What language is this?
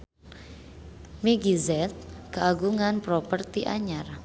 Sundanese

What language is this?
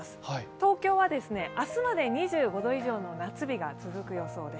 Japanese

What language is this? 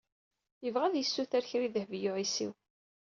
Kabyle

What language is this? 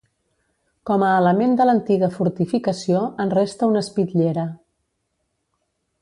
Catalan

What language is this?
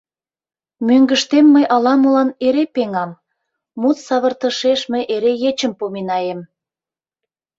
Mari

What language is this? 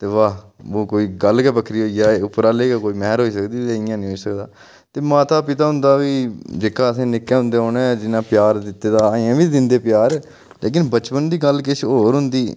Dogri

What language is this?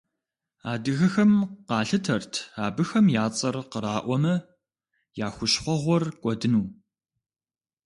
Kabardian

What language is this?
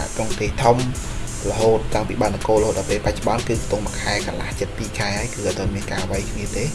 Vietnamese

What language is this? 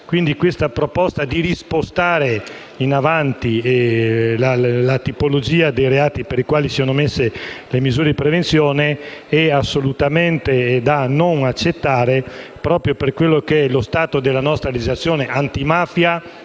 Italian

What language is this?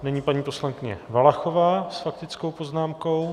Czech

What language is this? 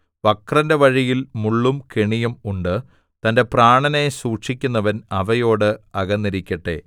Malayalam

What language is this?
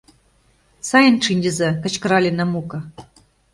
Mari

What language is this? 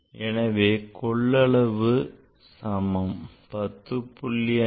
Tamil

